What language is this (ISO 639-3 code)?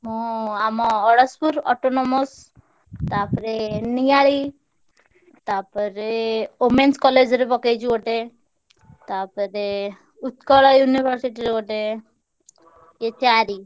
ori